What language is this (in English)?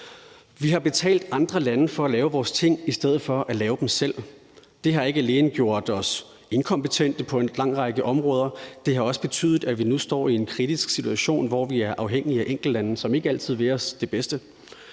Danish